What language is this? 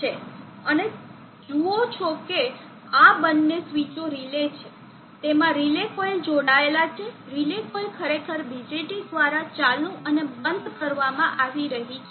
Gujarati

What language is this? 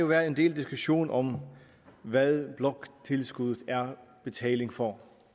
Danish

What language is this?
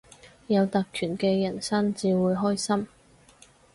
Cantonese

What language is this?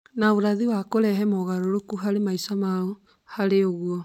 Kikuyu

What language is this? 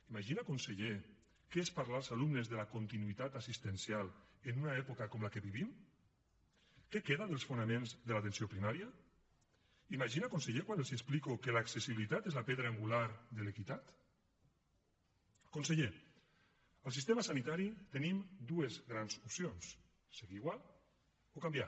Catalan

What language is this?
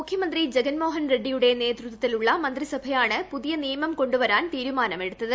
Malayalam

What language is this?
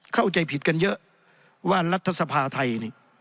Thai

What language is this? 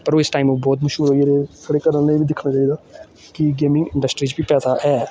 Dogri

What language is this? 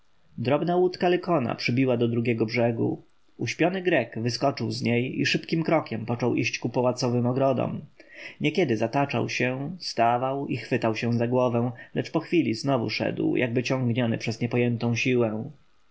Polish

